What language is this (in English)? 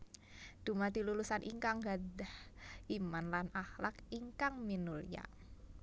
Javanese